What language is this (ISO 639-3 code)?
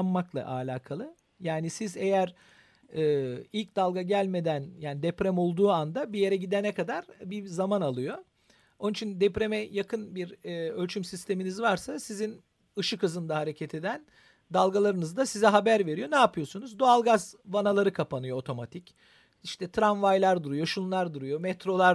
tur